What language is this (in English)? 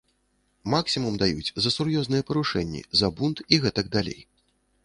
Belarusian